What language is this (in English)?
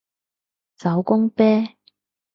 Cantonese